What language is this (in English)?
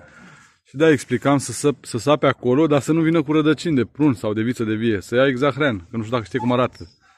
Romanian